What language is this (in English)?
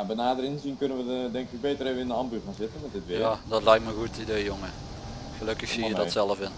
Dutch